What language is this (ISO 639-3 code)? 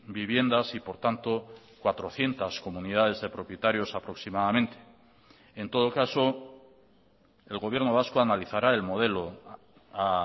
spa